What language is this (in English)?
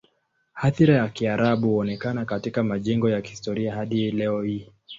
Swahili